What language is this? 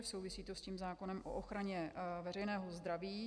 Czech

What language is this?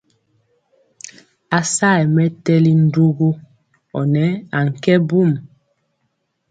Mpiemo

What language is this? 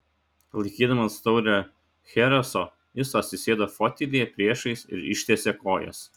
Lithuanian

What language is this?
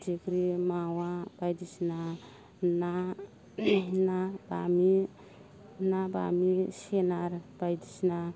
Bodo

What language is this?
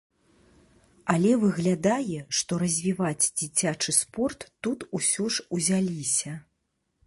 Belarusian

